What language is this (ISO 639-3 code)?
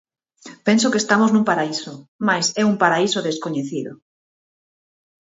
glg